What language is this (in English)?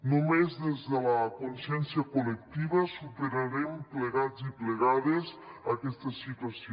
Catalan